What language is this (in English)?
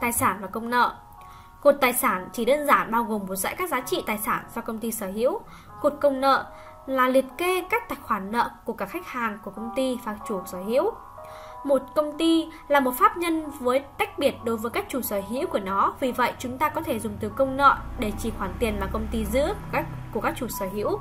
Vietnamese